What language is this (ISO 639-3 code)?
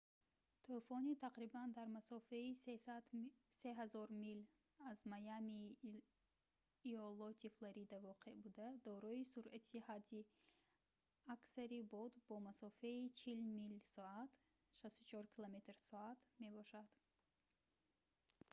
tgk